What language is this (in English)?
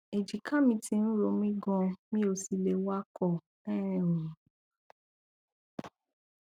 Yoruba